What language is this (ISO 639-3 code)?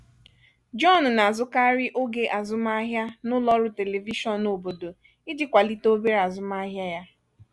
ibo